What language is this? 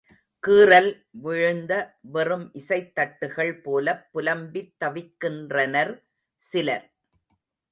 Tamil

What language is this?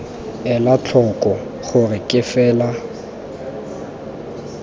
Tswana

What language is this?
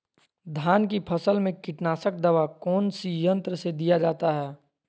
Magahi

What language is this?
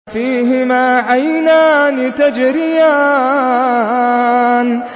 Arabic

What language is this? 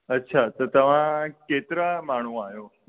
Sindhi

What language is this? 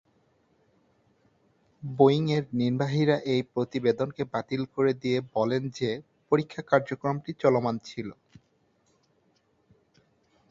Bangla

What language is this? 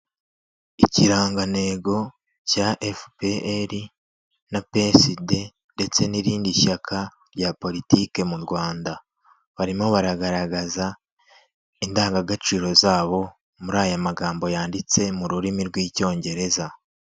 Kinyarwanda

